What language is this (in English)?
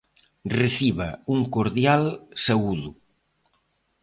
Galician